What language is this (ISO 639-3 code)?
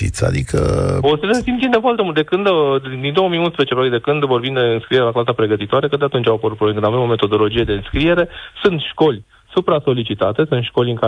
ron